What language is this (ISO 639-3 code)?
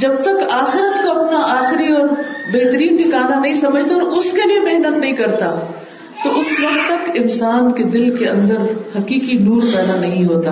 urd